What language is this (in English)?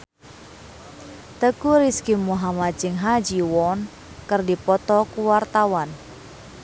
Sundanese